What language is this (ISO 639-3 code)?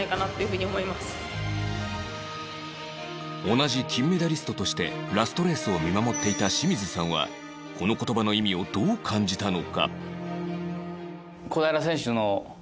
jpn